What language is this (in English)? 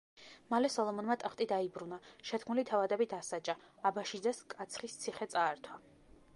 Georgian